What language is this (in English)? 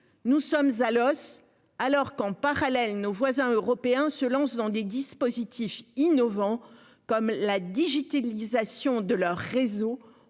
French